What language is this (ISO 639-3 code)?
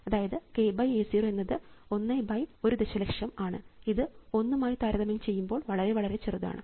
mal